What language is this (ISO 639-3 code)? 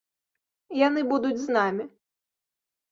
bel